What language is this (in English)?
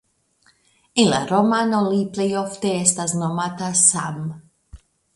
Esperanto